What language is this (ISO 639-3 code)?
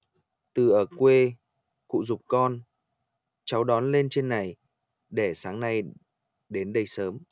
vie